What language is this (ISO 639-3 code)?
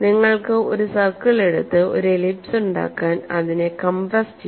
mal